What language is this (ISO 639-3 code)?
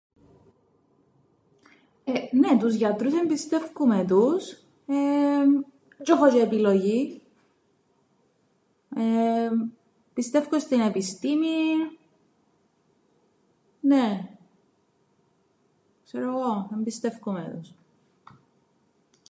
ell